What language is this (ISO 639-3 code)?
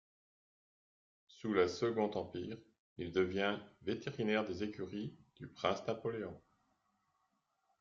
fra